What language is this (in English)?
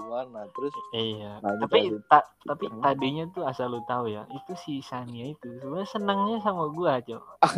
Indonesian